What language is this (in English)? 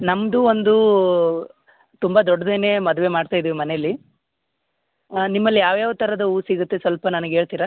Kannada